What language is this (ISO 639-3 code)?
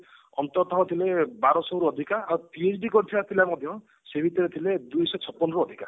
ori